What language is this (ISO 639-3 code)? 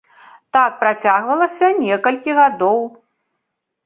bel